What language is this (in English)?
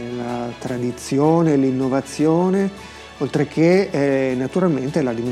Italian